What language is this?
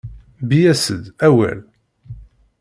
Kabyle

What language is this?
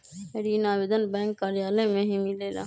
Magahi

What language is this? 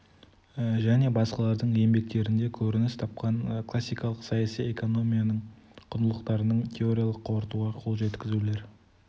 Kazakh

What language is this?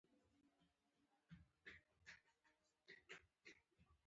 Pashto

